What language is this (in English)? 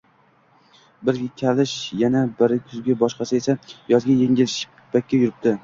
Uzbek